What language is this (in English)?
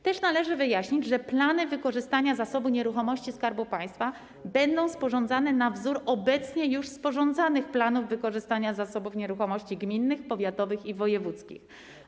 Polish